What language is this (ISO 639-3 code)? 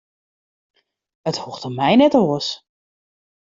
fry